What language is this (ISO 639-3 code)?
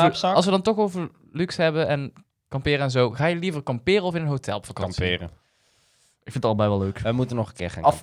nld